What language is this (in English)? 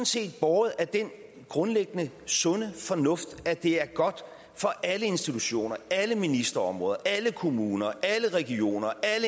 Danish